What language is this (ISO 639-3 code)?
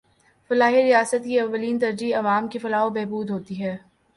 urd